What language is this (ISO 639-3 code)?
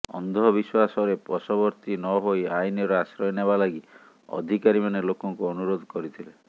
ori